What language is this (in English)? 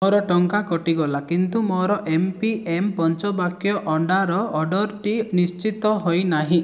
Odia